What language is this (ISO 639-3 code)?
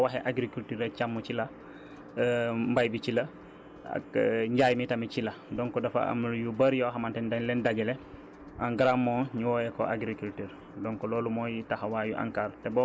wol